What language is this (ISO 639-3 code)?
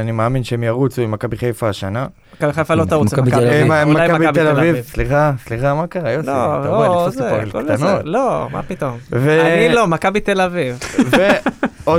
heb